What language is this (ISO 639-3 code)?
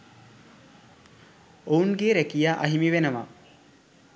sin